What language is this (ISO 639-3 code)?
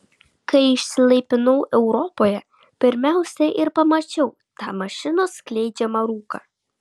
lit